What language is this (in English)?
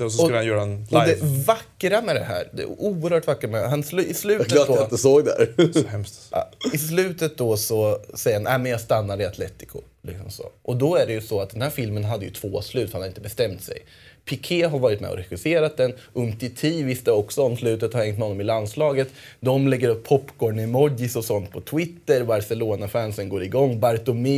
Swedish